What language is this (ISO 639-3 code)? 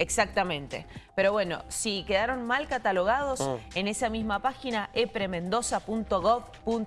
spa